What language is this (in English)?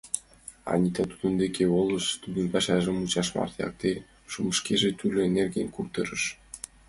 Mari